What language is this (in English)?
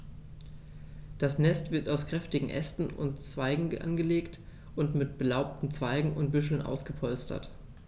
German